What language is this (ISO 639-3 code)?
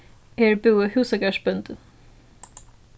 fao